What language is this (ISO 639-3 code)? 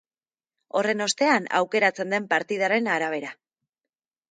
eus